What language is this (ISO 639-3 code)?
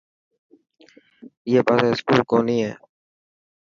mki